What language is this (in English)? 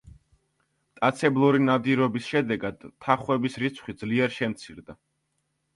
Georgian